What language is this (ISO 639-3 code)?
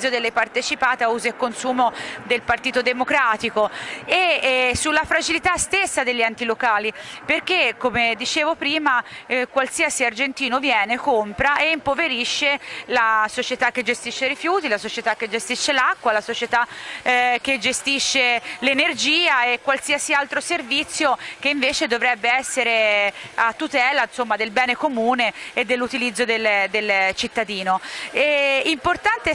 ita